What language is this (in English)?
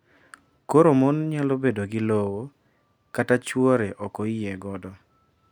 Luo (Kenya and Tanzania)